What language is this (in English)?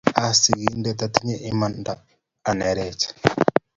Kalenjin